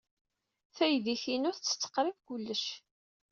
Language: Kabyle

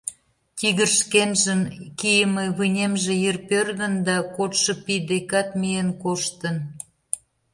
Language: Mari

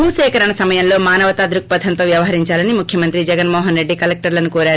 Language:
Telugu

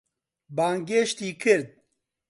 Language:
Central Kurdish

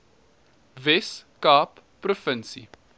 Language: Afrikaans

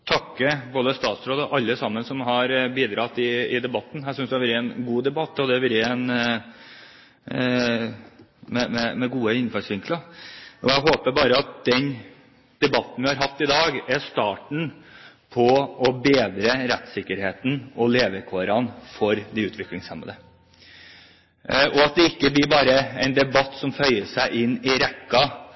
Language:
Norwegian Bokmål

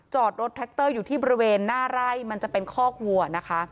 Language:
Thai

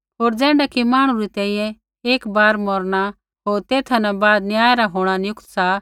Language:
Kullu Pahari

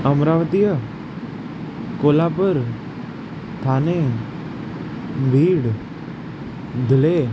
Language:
Sindhi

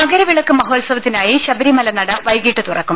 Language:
Malayalam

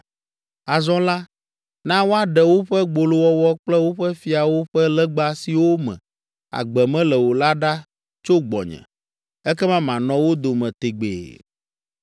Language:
Ewe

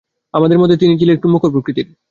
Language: Bangla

